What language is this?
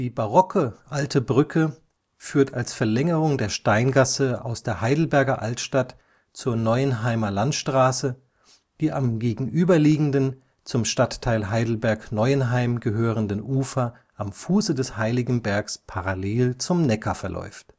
German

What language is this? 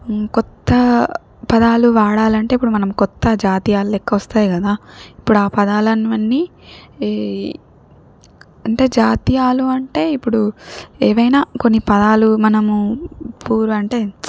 Telugu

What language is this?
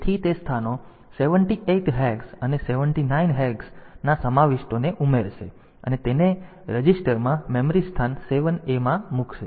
Gujarati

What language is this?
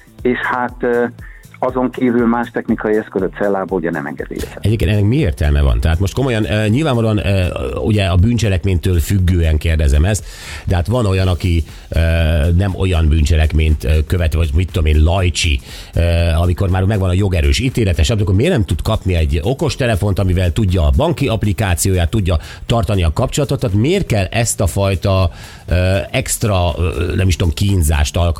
Hungarian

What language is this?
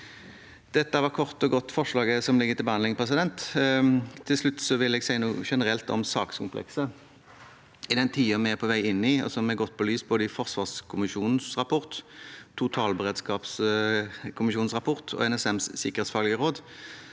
Norwegian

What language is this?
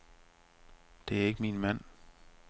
Danish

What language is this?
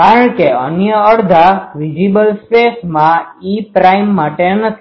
Gujarati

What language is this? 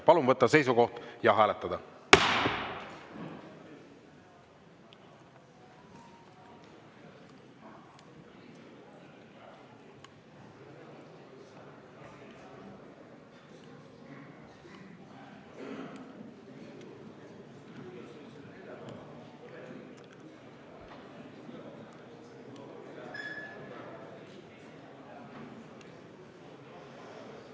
Estonian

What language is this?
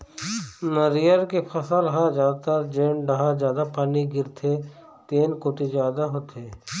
Chhattisgarhi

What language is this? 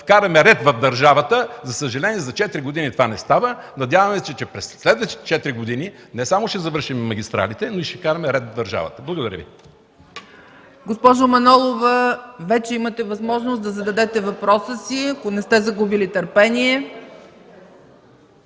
Bulgarian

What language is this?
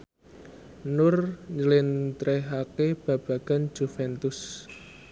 Javanese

